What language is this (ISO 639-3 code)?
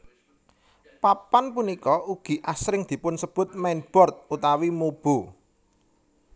jav